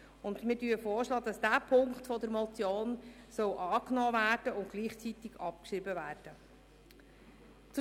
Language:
Swiss German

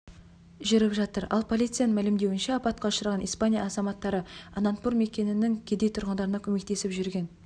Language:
Kazakh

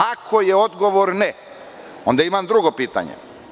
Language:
Serbian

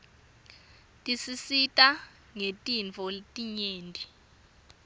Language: Swati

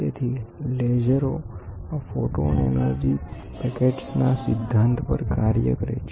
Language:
Gujarati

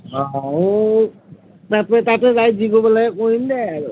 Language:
Assamese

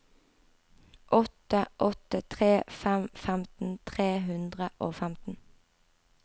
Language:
Norwegian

